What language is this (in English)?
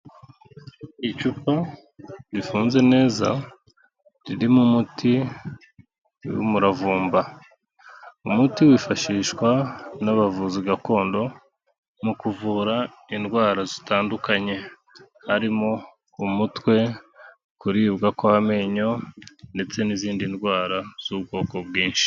Kinyarwanda